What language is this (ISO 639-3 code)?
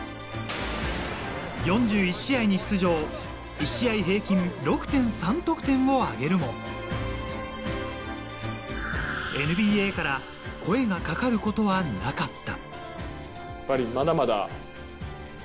jpn